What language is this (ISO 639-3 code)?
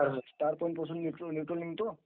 mar